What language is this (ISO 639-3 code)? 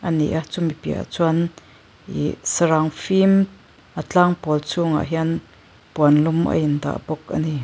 lus